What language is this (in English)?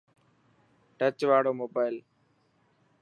Dhatki